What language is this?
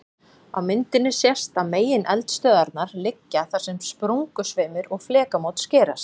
Icelandic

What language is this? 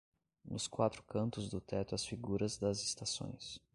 Portuguese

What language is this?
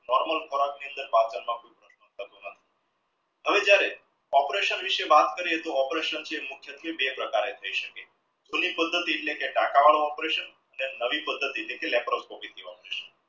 Gujarati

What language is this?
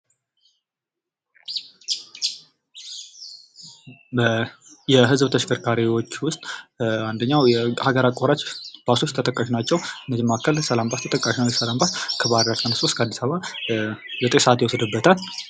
Amharic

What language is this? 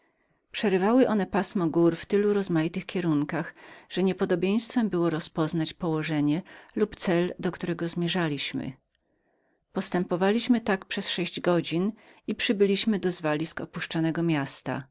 Polish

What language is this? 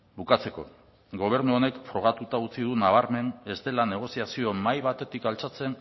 Basque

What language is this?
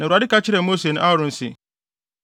Akan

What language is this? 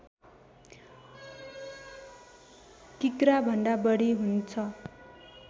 Nepali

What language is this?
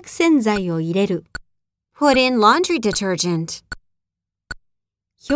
Japanese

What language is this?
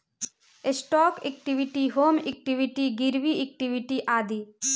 Bhojpuri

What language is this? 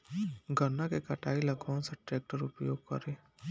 Bhojpuri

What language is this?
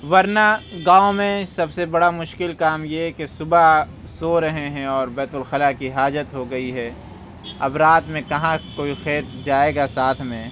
Urdu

